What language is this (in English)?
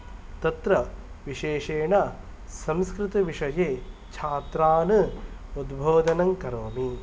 Sanskrit